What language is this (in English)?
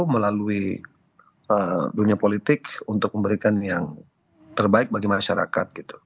Indonesian